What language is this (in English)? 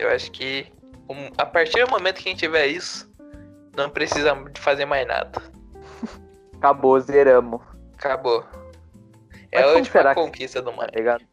Portuguese